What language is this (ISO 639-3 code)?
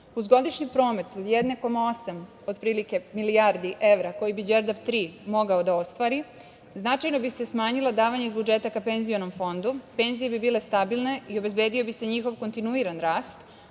srp